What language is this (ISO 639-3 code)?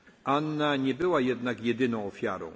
pol